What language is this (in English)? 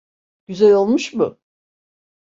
Turkish